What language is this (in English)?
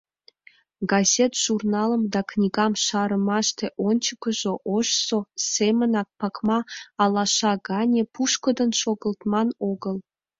Mari